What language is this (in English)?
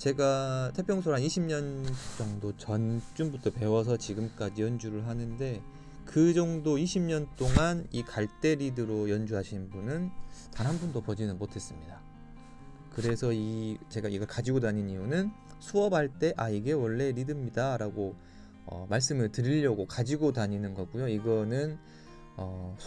Korean